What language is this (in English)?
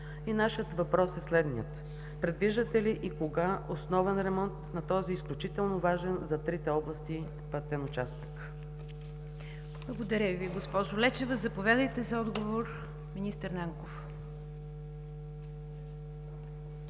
Bulgarian